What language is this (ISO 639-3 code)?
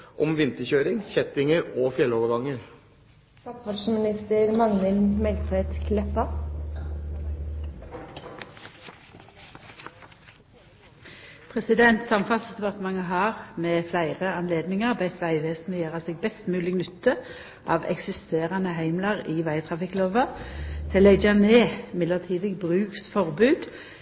nor